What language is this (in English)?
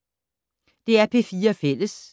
Danish